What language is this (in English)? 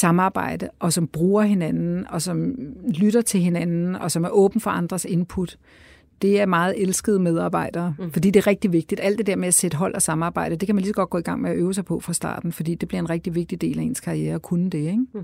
Danish